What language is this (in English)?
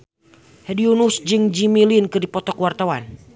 Sundanese